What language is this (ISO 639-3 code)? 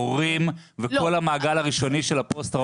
heb